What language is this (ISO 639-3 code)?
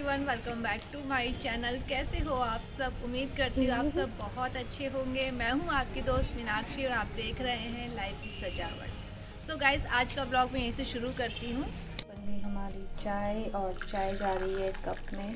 hin